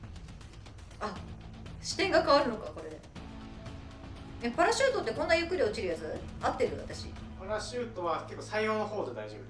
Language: Japanese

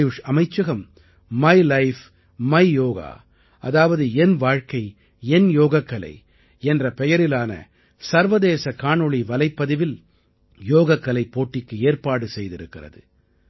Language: Tamil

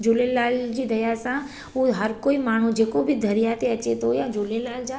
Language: Sindhi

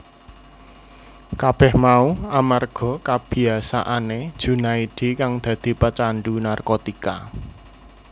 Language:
Javanese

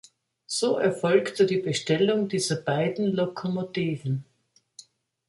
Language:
German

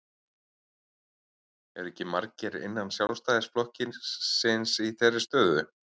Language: Icelandic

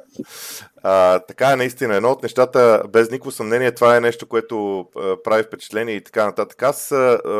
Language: Bulgarian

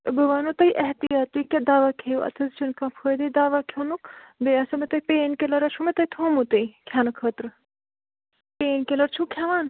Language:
Kashmiri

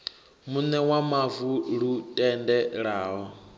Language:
Venda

